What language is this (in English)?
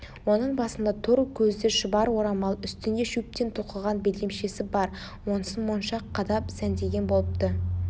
Kazakh